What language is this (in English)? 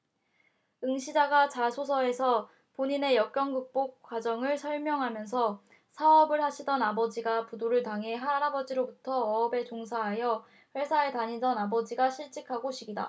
Korean